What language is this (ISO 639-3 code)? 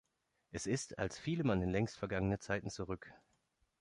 deu